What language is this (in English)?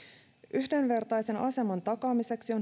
Finnish